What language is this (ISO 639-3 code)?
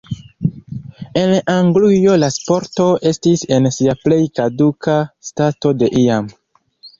epo